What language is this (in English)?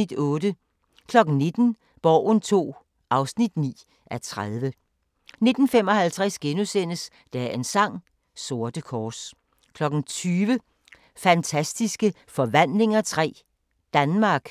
Danish